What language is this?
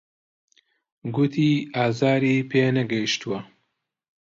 Central Kurdish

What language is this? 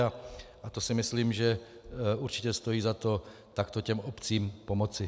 Czech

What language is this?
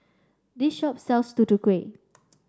English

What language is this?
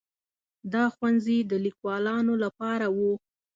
Pashto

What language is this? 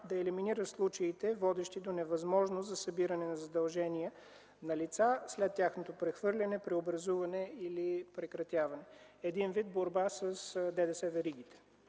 Bulgarian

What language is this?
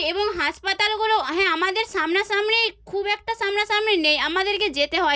Bangla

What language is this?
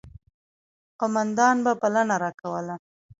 Pashto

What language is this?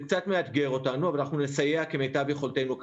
Hebrew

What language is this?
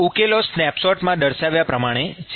Gujarati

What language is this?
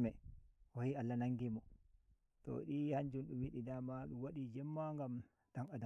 Nigerian Fulfulde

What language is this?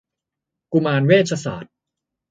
Thai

